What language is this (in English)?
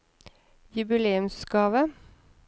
Norwegian